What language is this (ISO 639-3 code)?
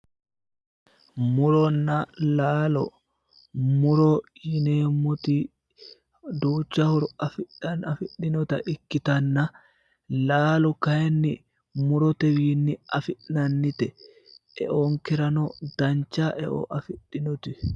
sid